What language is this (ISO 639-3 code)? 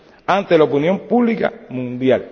spa